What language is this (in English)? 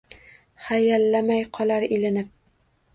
Uzbek